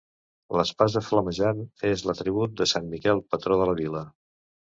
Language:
Catalan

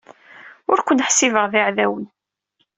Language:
Kabyle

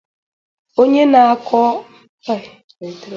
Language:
Igbo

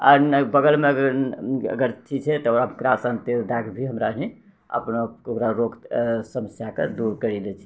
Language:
Maithili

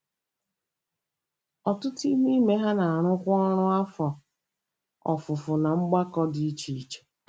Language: Igbo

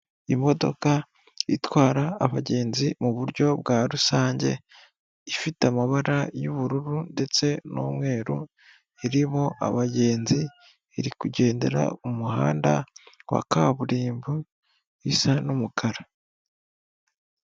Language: Kinyarwanda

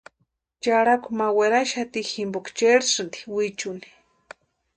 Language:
Western Highland Purepecha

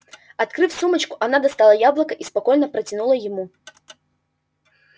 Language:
Russian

